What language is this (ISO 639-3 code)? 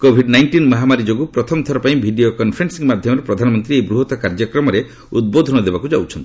ori